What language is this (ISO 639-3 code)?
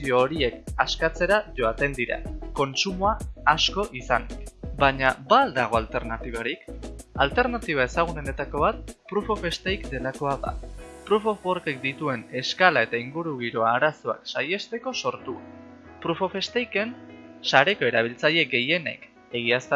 eus